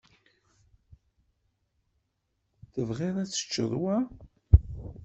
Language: Kabyle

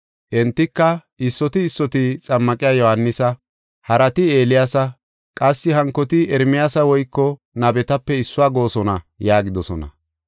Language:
Gofa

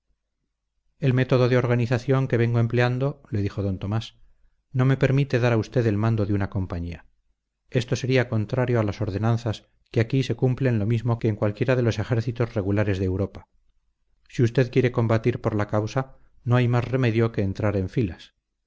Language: Spanish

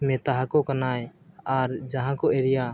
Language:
Santali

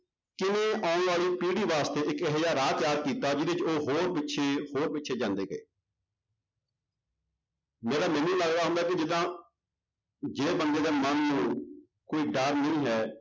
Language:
Punjabi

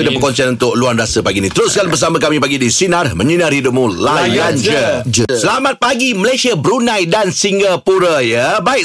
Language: Malay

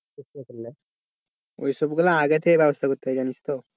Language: Bangla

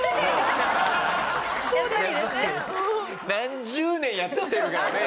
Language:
Japanese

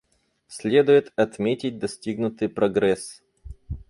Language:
Russian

